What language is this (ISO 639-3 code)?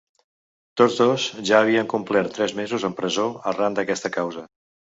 cat